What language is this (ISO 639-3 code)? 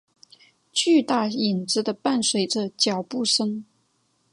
zho